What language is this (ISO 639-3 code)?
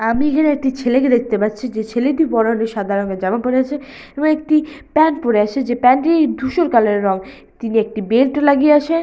ben